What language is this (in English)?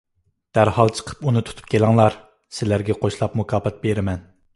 Uyghur